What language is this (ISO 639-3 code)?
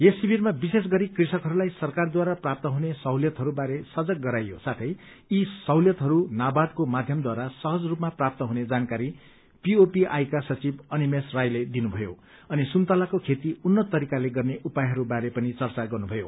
nep